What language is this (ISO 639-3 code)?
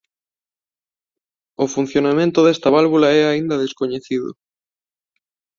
glg